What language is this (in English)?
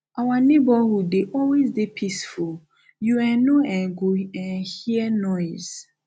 Nigerian Pidgin